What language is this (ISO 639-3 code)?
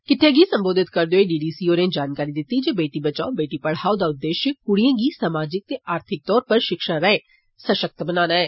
doi